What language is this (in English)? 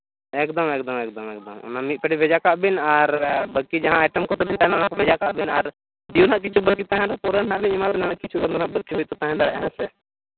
Santali